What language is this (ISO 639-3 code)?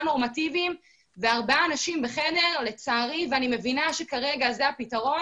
heb